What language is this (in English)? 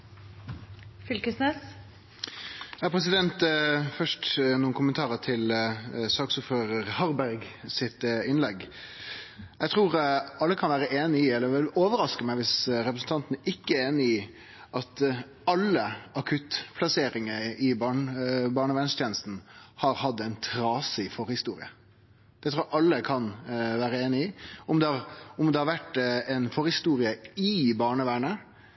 Norwegian